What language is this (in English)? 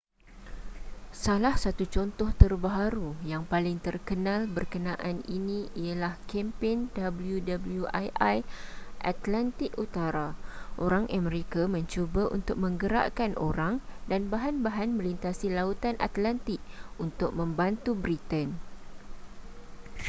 Malay